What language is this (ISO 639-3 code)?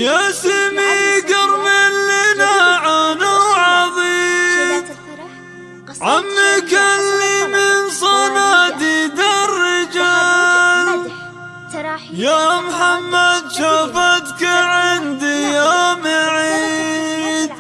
ara